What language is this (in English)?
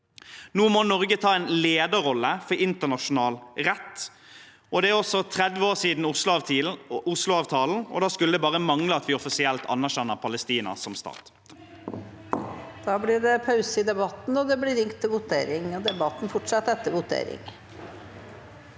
Norwegian